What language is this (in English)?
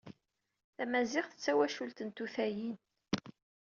Kabyle